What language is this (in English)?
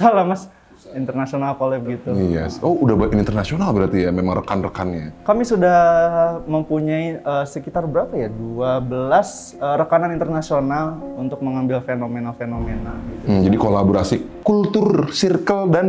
Indonesian